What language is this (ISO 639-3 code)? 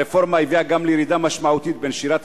heb